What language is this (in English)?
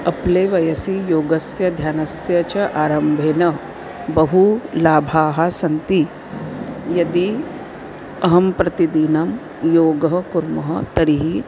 Sanskrit